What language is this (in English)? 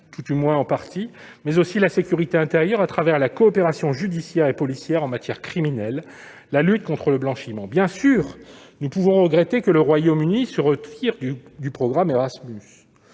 French